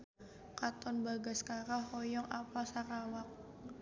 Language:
Sundanese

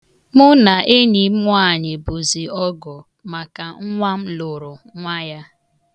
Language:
Igbo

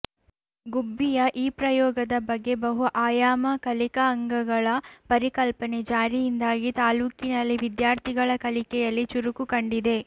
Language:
Kannada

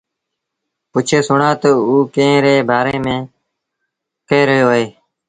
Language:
Sindhi Bhil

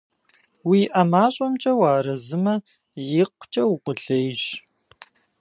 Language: Kabardian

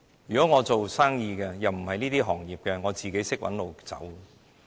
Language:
Cantonese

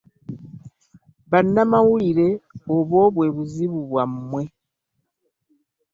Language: Ganda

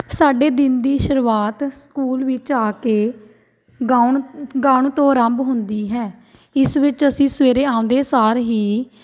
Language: Punjabi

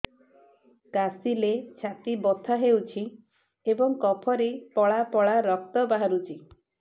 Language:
Odia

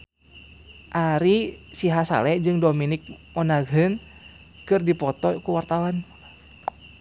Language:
Sundanese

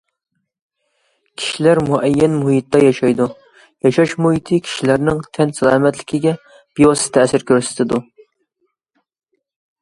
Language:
Uyghur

